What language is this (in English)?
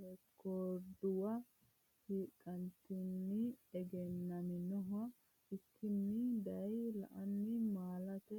Sidamo